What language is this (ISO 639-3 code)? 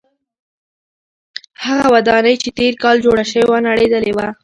pus